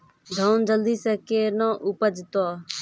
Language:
Maithili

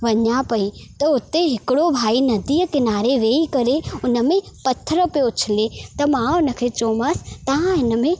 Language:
Sindhi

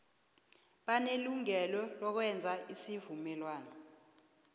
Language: South Ndebele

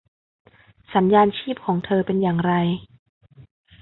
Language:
Thai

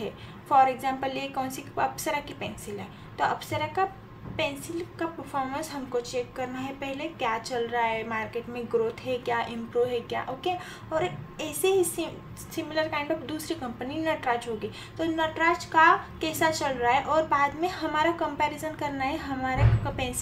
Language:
Hindi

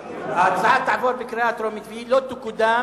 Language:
Hebrew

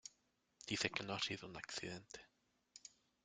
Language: Spanish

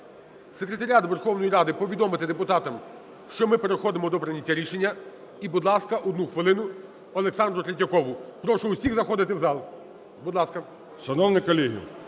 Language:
Ukrainian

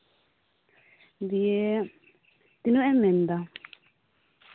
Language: Santali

